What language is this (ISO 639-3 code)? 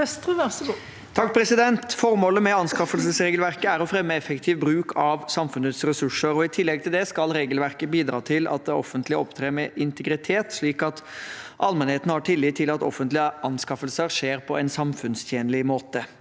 nor